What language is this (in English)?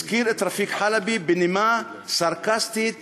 Hebrew